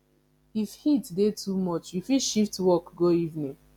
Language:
Nigerian Pidgin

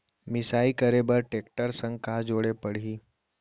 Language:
Chhattisgarhi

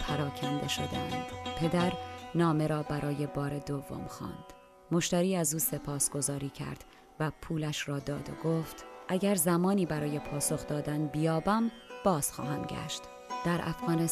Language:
Persian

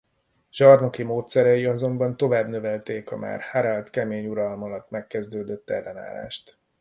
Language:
Hungarian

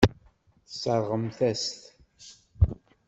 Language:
Kabyle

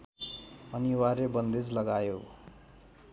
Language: Nepali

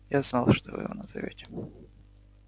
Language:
Russian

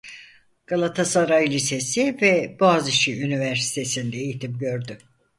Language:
Turkish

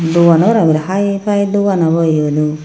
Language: Chakma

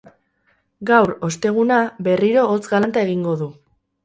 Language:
Basque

